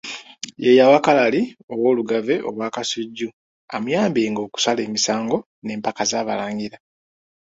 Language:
Ganda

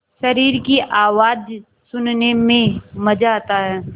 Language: Hindi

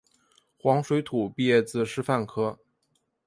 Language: Chinese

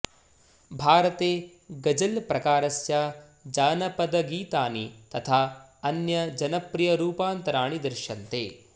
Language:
Sanskrit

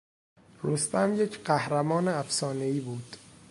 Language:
Persian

